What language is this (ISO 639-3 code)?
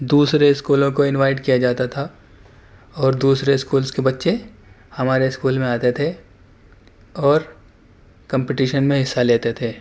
urd